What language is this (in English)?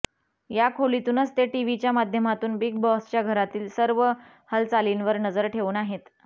Marathi